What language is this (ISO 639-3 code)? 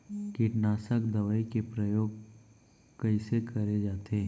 hne